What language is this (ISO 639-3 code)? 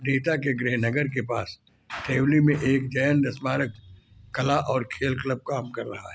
hin